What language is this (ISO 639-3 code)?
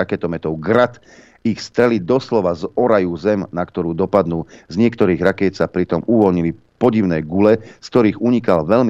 slk